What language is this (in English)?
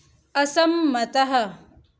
Sanskrit